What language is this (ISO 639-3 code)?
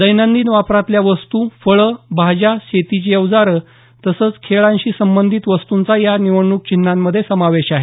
mar